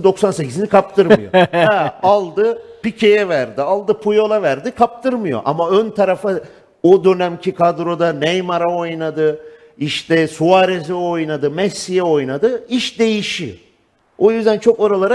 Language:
Turkish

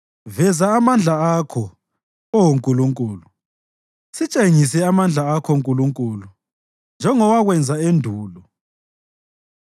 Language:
North Ndebele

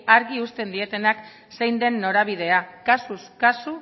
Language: Basque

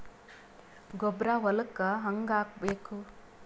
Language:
Kannada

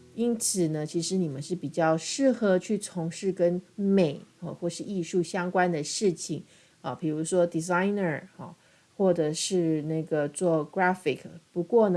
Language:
Chinese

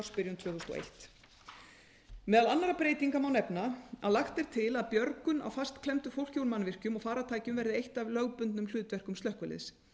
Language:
Icelandic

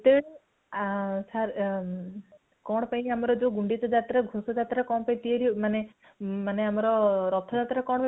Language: Odia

